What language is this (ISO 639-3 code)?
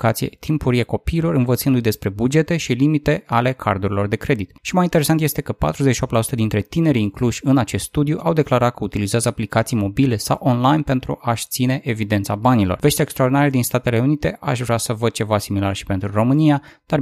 ron